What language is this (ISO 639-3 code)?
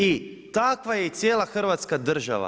hrv